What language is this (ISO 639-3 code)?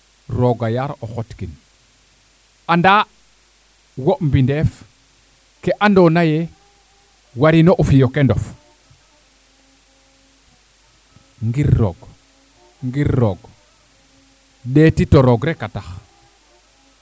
srr